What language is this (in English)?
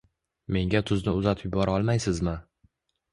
Uzbek